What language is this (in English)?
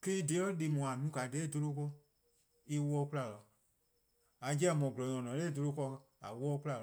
Eastern Krahn